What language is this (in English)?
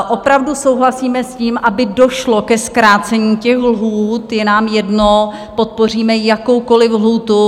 Czech